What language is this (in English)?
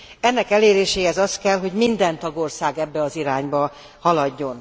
Hungarian